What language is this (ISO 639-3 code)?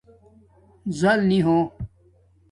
dmk